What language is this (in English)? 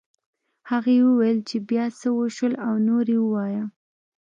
Pashto